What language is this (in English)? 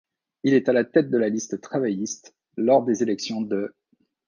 French